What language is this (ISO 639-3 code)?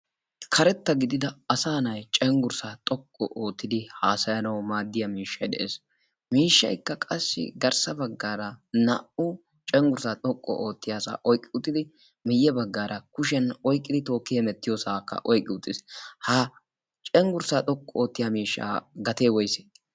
wal